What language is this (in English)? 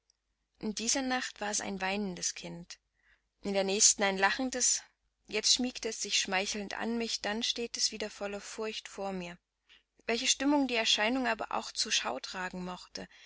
German